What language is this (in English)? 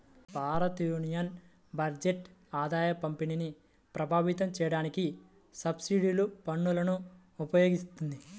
Telugu